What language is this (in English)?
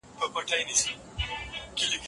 Pashto